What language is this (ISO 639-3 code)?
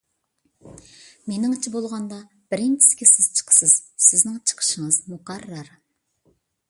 uig